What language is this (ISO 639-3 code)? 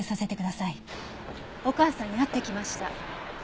jpn